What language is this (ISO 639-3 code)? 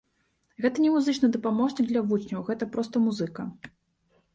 bel